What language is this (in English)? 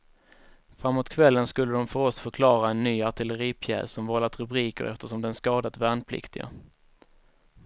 Swedish